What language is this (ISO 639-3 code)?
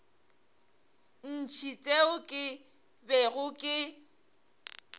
nso